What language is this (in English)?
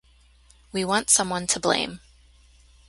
English